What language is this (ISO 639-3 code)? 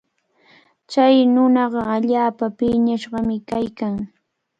qvl